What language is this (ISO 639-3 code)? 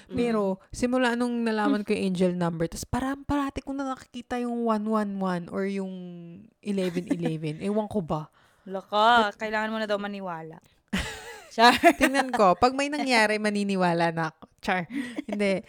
fil